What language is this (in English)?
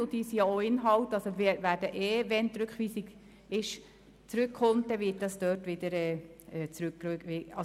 Swiss German